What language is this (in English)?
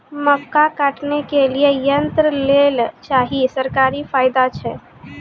Maithili